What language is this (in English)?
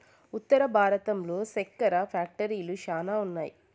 Telugu